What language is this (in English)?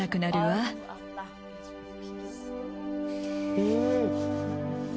Japanese